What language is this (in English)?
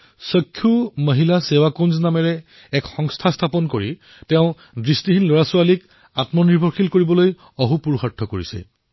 Assamese